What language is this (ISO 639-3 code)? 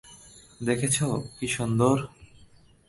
ben